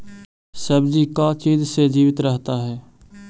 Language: Magahi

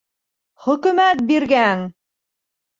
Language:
Bashkir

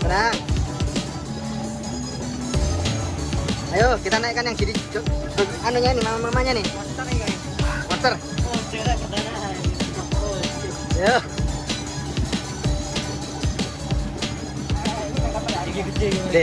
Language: Indonesian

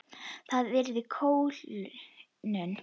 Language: Icelandic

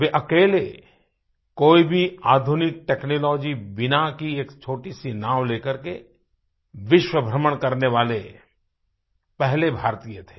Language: Hindi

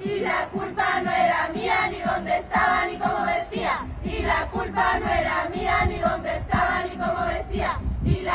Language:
Spanish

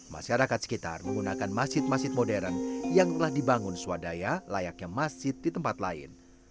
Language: Indonesian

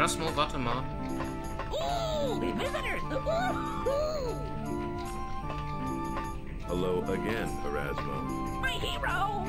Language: German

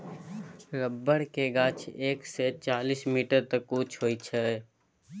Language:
Maithili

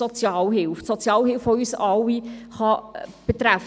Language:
Swiss German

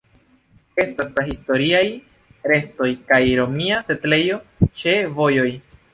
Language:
Esperanto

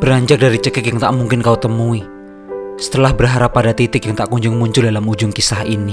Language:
Indonesian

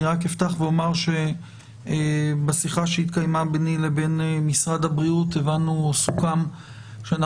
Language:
Hebrew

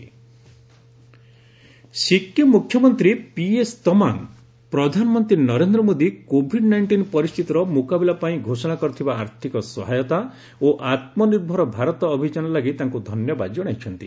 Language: Odia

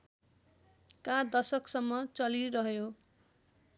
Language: Nepali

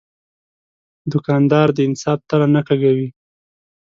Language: Pashto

